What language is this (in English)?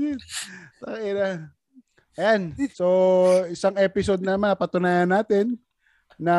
Filipino